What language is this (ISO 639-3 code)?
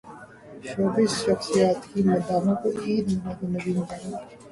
urd